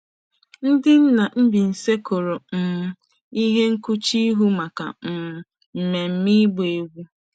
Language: Igbo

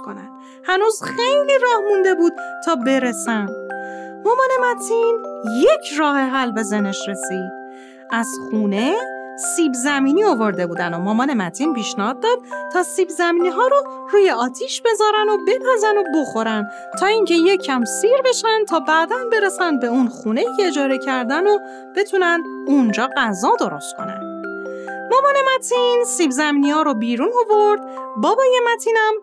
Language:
Persian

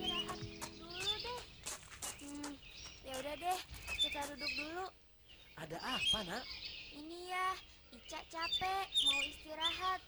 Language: Indonesian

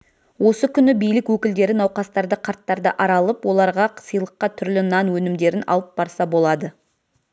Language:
Kazakh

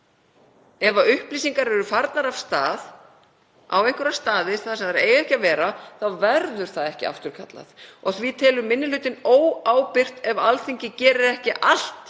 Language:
Icelandic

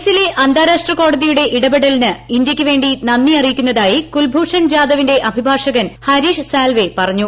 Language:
Malayalam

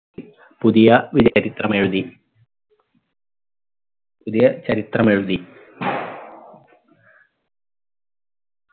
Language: Malayalam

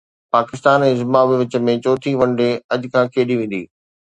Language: Sindhi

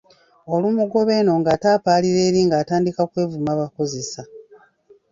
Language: Ganda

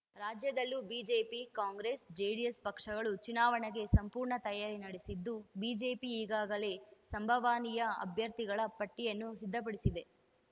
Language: Kannada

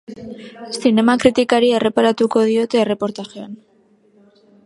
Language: Basque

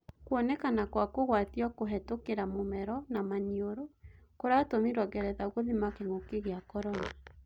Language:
Kikuyu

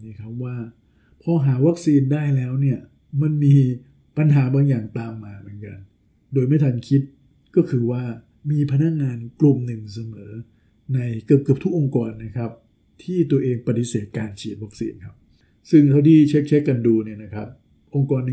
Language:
Thai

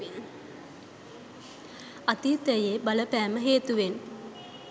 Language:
Sinhala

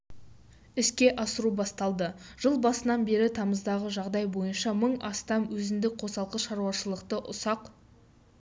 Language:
Kazakh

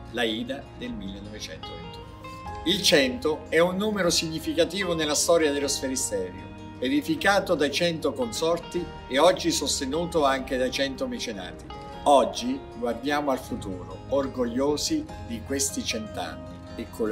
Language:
Italian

